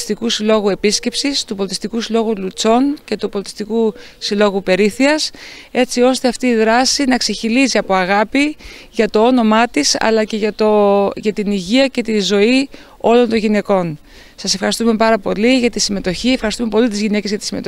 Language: Greek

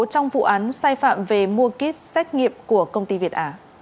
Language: Vietnamese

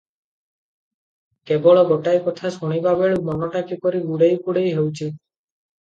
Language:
Odia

